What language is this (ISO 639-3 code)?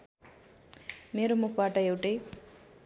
nep